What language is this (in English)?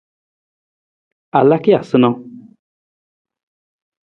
Nawdm